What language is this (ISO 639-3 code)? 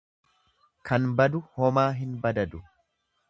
orm